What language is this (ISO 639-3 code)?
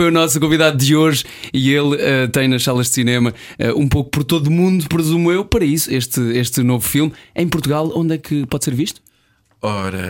por